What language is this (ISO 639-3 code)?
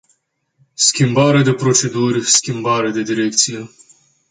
ron